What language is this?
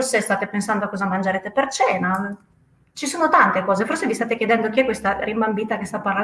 Italian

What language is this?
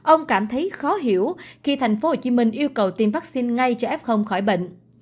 Vietnamese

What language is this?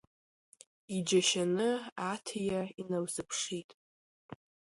Abkhazian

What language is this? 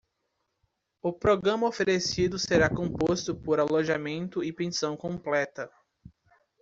Portuguese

